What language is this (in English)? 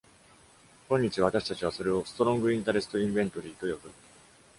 Japanese